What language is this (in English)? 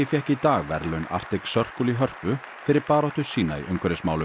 Icelandic